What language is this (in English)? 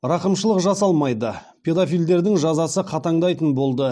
Kazakh